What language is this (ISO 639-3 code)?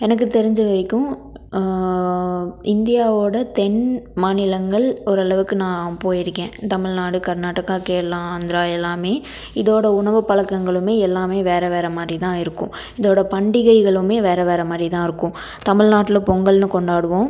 tam